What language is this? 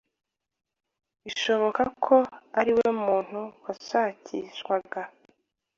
Kinyarwanda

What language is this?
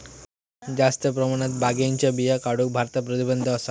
Marathi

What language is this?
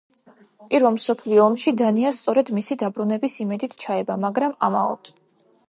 Georgian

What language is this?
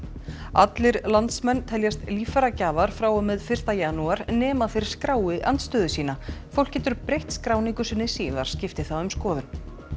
Icelandic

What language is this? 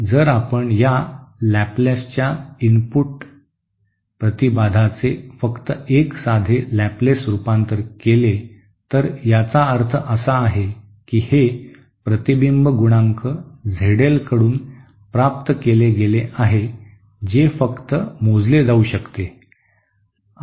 Marathi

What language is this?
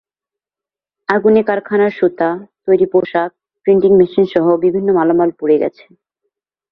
Bangla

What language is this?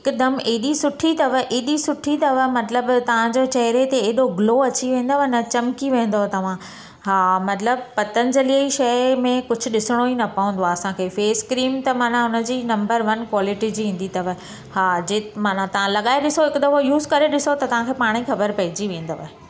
Sindhi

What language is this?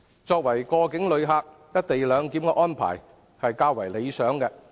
Cantonese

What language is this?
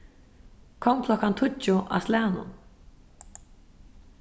Faroese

